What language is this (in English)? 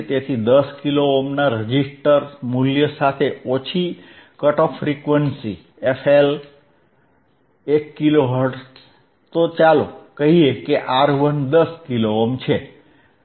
Gujarati